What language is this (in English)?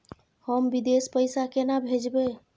Maithili